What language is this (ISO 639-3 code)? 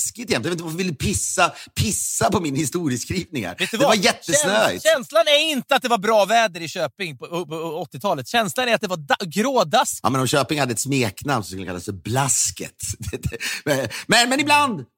swe